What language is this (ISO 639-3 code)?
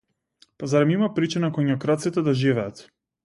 mkd